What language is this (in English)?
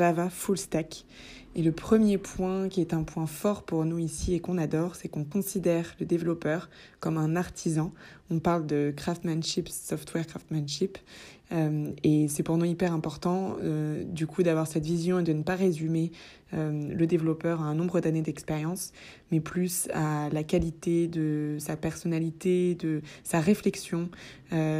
French